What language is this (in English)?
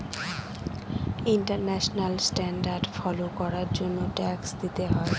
Bangla